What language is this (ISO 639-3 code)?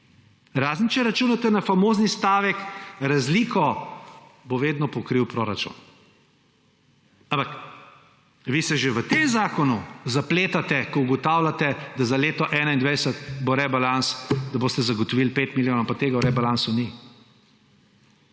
slv